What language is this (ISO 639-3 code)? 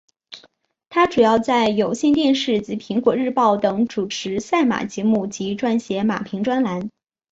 zho